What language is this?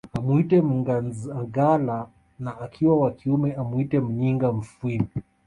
Swahili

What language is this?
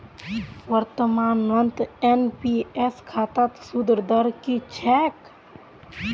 Magahi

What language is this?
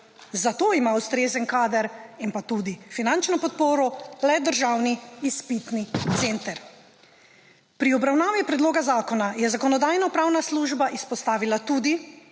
Slovenian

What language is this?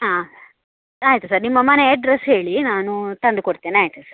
Kannada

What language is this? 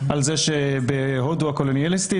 Hebrew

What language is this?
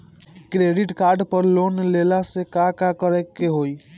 Bhojpuri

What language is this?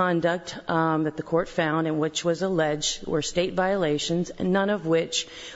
English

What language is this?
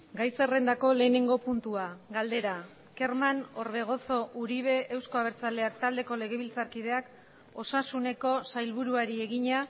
Basque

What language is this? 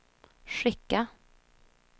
Swedish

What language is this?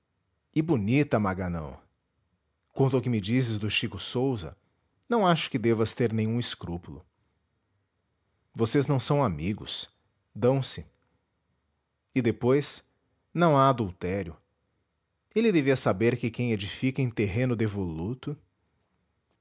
Portuguese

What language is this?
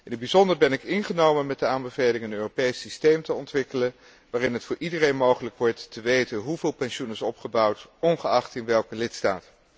Dutch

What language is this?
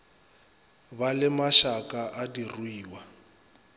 Northern Sotho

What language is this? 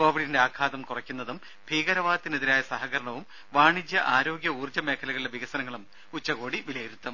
Malayalam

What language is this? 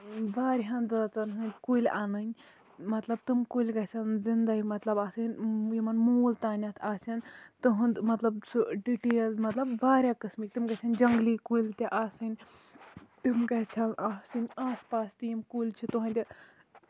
Kashmiri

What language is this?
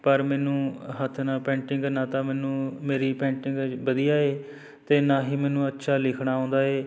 Punjabi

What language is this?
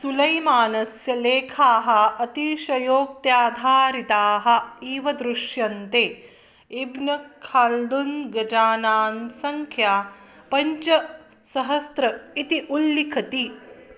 Sanskrit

